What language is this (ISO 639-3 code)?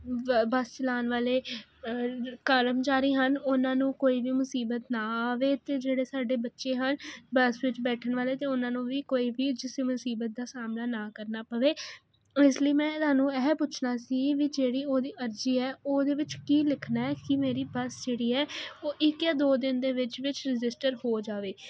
pan